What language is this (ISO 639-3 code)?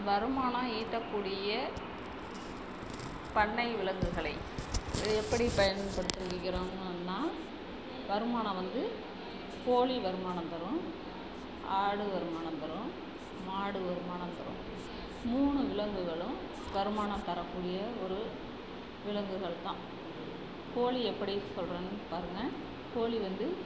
tam